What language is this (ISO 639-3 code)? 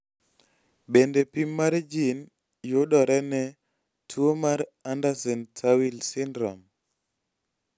luo